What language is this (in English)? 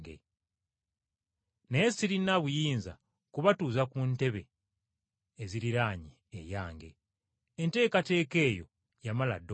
Ganda